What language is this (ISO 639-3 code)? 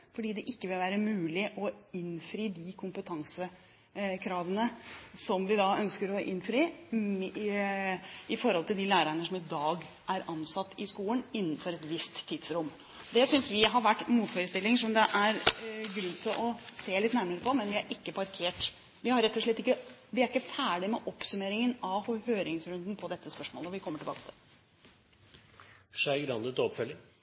nob